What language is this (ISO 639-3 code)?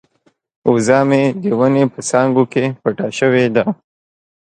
pus